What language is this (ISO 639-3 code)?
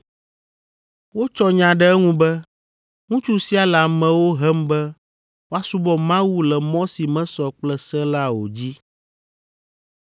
ewe